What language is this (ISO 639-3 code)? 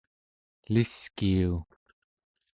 esu